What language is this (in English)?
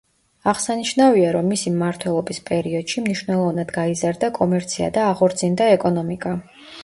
Georgian